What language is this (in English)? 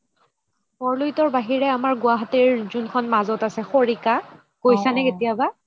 Assamese